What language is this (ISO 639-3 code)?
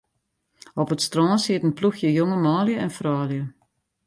fry